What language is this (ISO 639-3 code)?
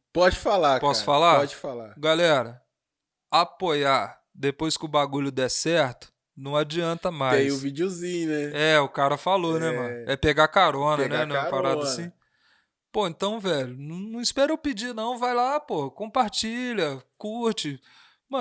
por